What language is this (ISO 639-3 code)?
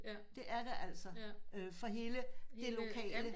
dan